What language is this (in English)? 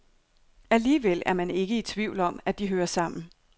Danish